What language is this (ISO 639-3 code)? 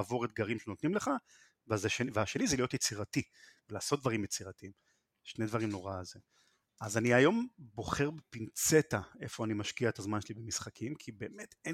heb